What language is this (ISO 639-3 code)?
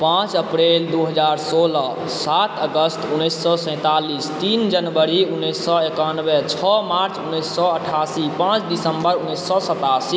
mai